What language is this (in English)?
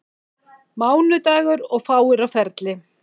Icelandic